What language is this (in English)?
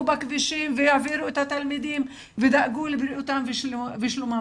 Hebrew